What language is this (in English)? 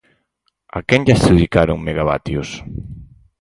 Galician